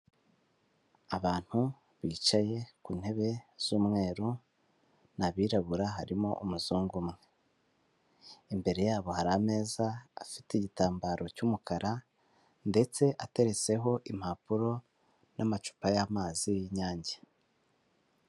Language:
Kinyarwanda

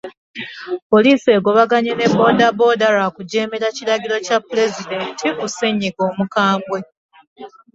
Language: Ganda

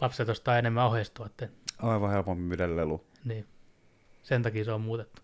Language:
Finnish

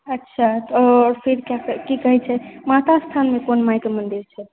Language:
Maithili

